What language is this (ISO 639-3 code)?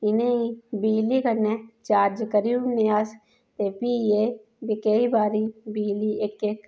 doi